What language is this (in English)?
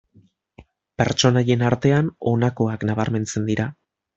Basque